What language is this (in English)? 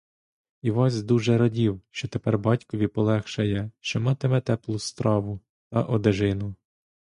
Ukrainian